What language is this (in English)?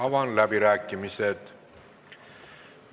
Estonian